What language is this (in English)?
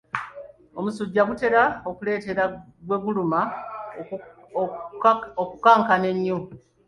Ganda